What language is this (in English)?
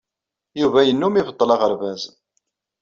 Kabyle